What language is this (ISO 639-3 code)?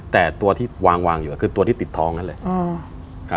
tha